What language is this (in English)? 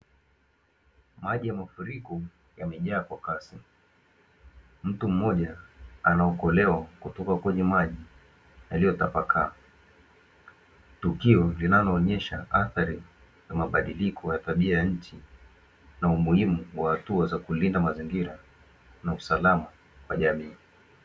Swahili